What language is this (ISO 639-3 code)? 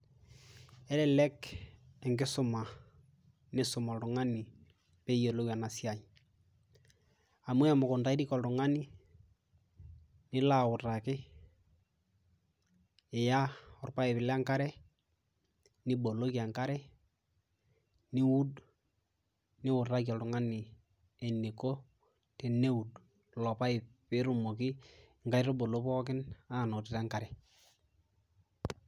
mas